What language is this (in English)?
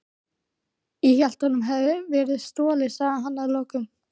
Icelandic